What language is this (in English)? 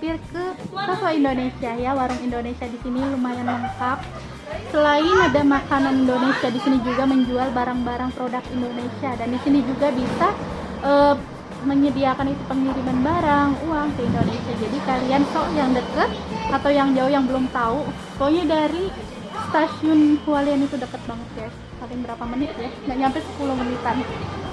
Indonesian